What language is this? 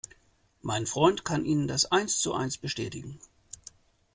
German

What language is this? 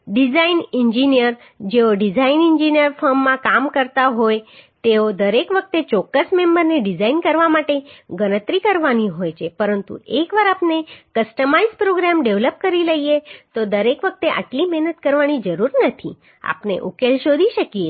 Gujarati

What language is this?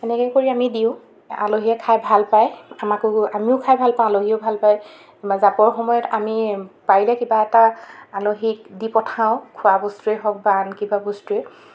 Assamese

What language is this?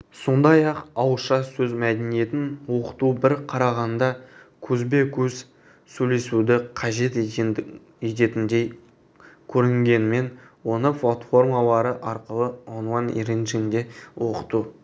Kazakh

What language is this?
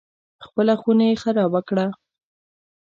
Pashto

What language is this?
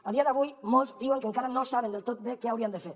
Catalan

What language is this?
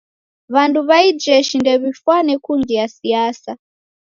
Taita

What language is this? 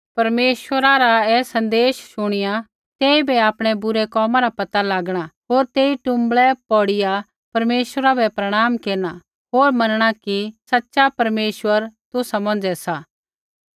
Kullu Pahari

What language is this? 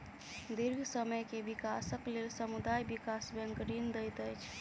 Maithili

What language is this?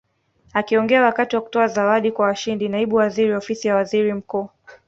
Swahili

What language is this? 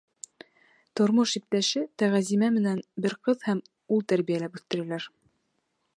Bashkir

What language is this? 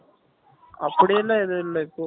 Tamil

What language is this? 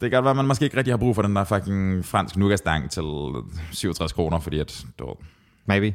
Danish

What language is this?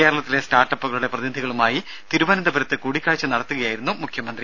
Malayalam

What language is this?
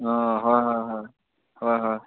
Assamese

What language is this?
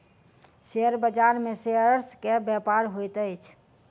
Maithili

